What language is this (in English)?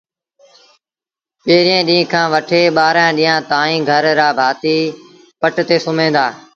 Sindhi Bhil